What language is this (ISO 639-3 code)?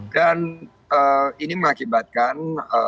ind